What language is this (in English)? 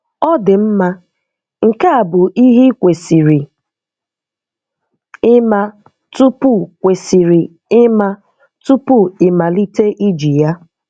Igbo